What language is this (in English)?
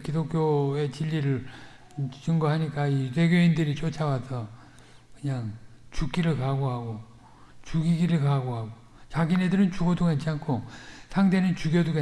Korean